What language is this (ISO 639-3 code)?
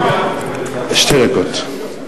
heb